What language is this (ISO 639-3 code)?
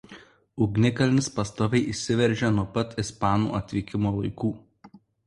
lit